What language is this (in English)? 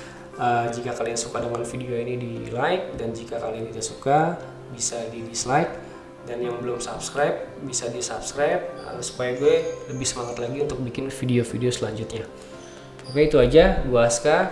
Indonesian